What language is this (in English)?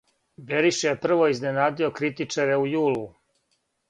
Serbian